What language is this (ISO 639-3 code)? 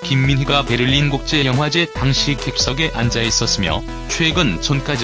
kor